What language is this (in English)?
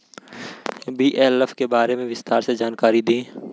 Bhojpuri